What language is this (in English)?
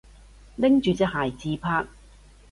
Cantonese